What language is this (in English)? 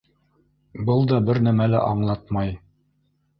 Bashkir